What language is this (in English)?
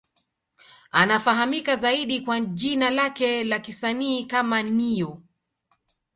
Swahili